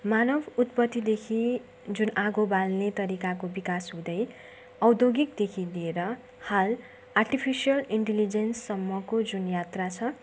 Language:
Nepali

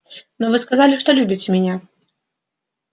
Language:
Russian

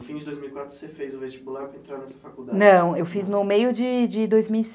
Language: Portuguese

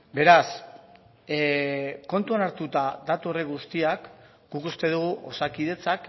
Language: Basque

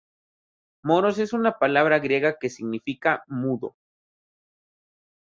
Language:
Spanish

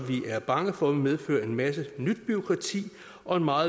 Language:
Danish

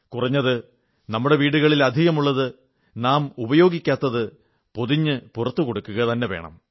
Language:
Malayalam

